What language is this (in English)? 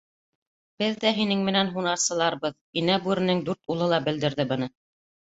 Bashkir